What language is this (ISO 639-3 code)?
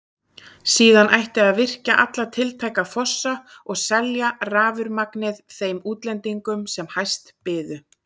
isl